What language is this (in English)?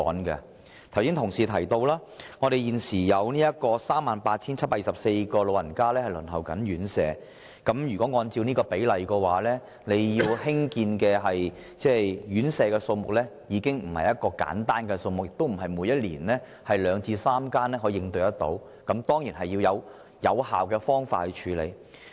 Cantonese